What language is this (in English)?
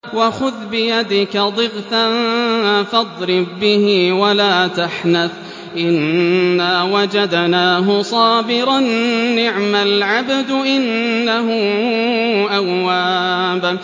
Arabic